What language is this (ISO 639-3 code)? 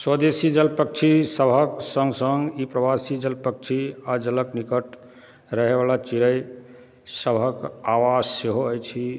mai